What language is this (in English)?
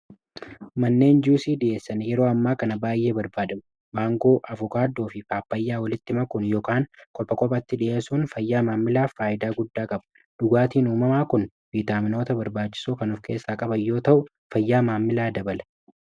Oromo